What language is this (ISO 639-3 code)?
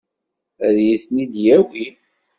kab